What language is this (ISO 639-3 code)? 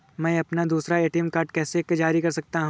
hin